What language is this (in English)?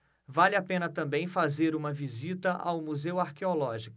Portuguese